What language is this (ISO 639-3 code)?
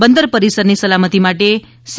guj